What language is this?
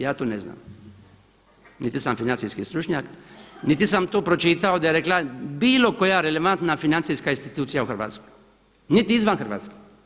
Croatian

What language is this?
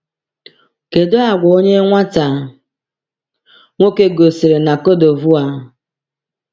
Igbo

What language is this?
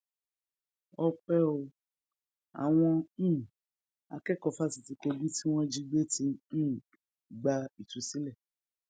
Yoruba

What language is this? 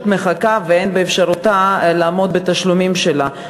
Hebrew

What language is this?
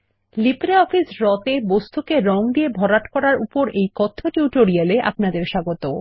Bangla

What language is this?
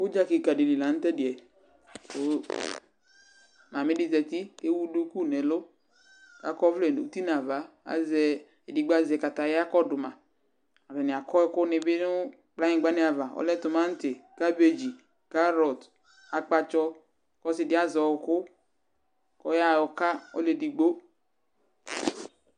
Ikposo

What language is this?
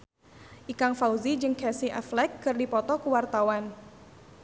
Sundanese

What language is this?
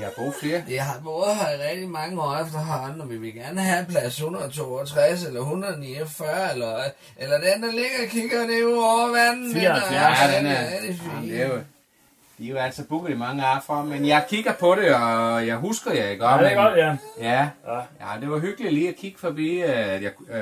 Danish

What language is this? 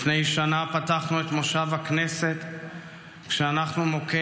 Hebrew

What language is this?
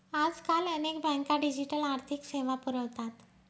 Marathi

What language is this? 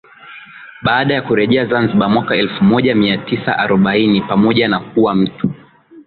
Swahili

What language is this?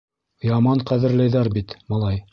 Bashkir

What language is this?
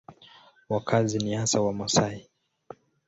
Swahili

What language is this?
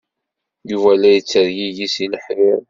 Kabyle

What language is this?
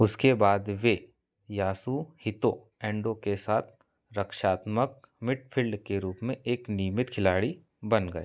Hindi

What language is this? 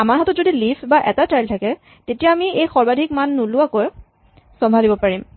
Assamese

